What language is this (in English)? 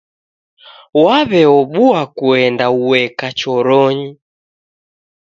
Taita